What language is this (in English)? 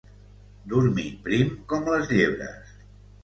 Catalan